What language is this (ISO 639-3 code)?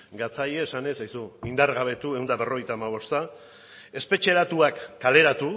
eus